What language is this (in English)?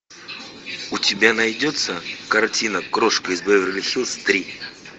Russian